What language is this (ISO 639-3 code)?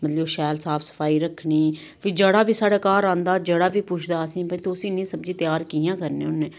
doi